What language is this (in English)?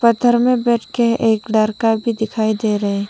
Hindi